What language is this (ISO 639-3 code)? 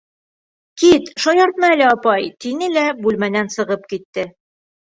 bak